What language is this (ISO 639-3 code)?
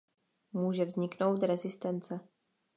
ces